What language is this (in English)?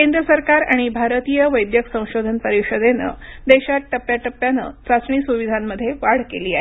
Marathi